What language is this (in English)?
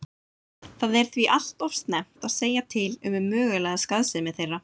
Icelandic